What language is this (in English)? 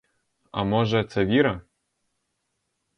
Ukrainian